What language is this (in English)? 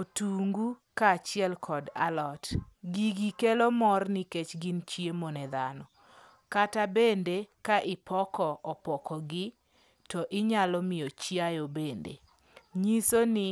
Luo (Kenya and Tanzania)